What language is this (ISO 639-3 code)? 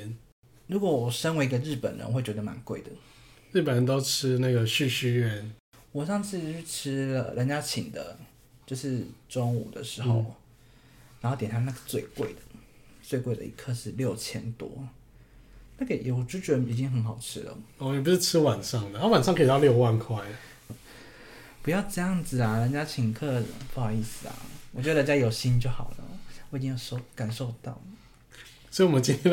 zho